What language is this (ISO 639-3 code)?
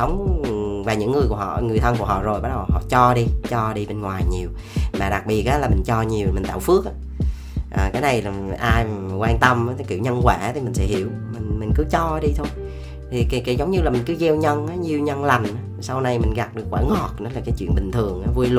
vie